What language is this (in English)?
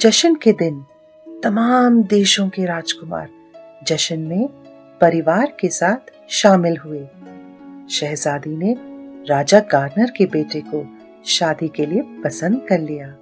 Hindi